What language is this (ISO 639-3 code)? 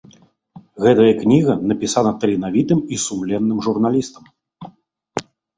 bel